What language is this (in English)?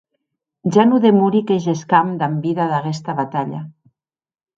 Occitan